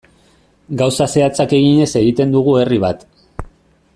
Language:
Basque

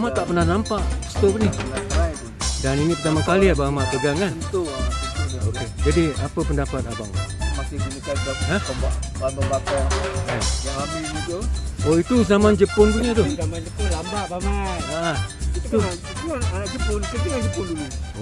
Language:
Malay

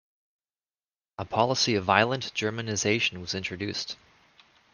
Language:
English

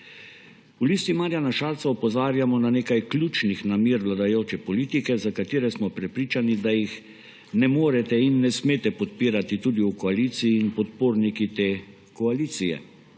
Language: Slovenian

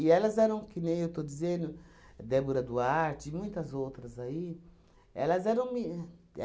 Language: Portuguese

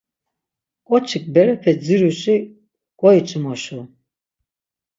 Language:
Laz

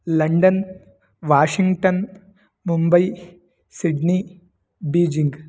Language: Sanskrit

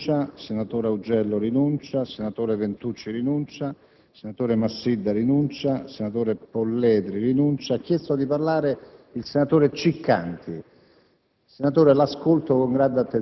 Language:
Italian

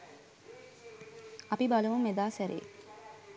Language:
Sinhala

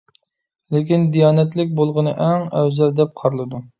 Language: Uyghur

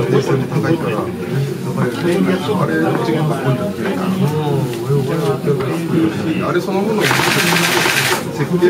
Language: Japanese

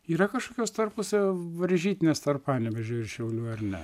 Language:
Lithuanian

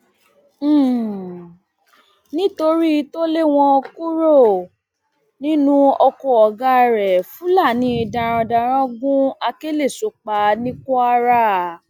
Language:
Yoruba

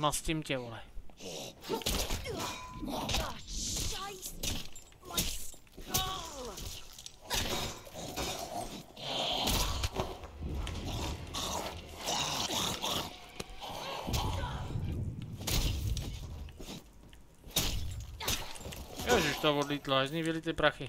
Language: Czech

